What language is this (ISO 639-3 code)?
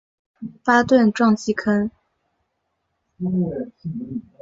zho